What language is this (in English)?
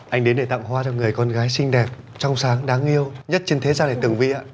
Vietnamese